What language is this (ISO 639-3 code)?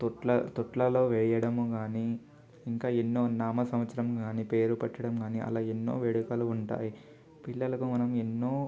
tel